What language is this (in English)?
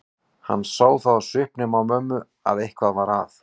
Icelandic